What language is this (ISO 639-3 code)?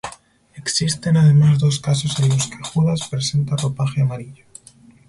spa